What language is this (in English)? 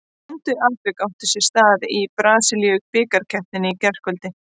Icelandic